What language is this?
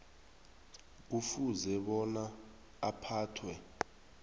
South Ndebele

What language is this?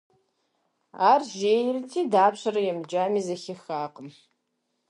Kabardian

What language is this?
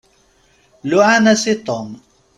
Kabyle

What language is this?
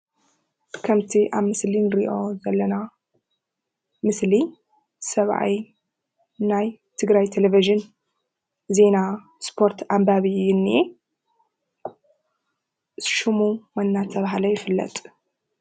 Tigrinya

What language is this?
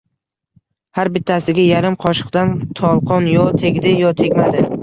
Uzbek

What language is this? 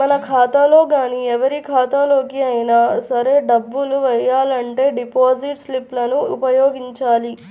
Telugu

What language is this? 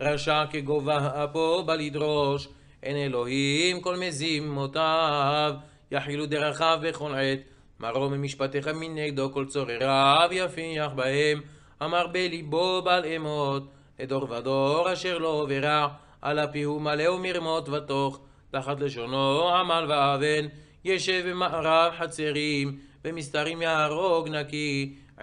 Hebrew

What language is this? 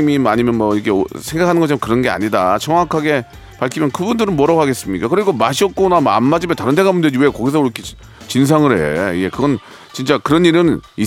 Korean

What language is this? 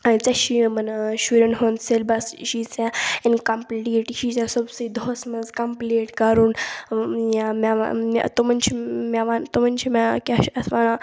Kashmiri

